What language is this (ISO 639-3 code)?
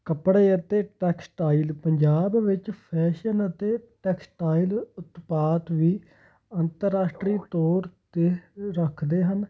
pan